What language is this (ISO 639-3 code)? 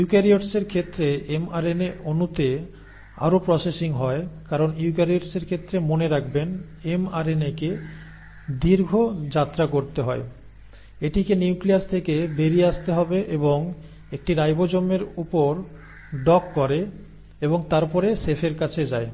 ben